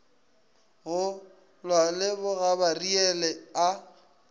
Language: Northern Sotho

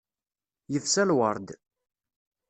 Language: Kabyle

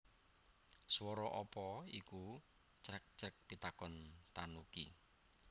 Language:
Javanese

